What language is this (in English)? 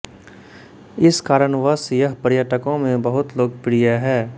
Hindi